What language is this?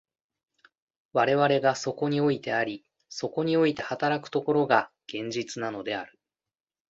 Japanese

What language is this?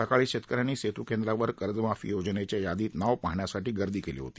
Marathi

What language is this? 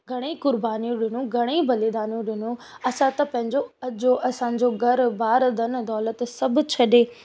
Sindhi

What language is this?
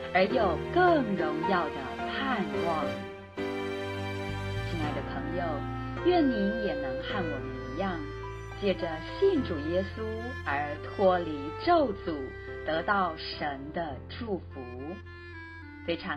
Chinese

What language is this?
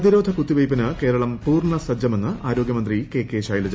Malayalam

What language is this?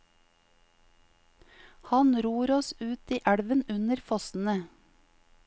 Norwegian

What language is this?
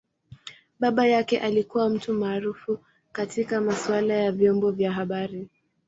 Swahili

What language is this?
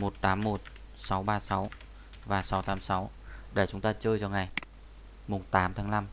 Vietnamese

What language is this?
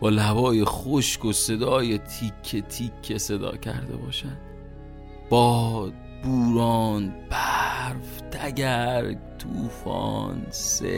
Persian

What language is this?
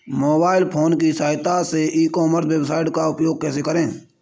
Hindi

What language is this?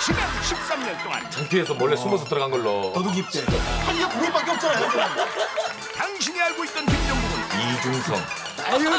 Korean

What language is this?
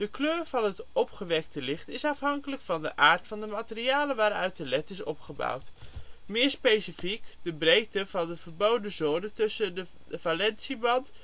Dutch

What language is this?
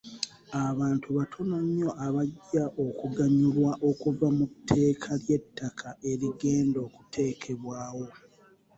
Ganda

